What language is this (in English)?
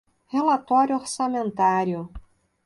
Portuguese